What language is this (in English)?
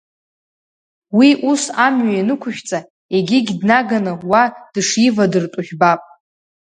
Abkhazian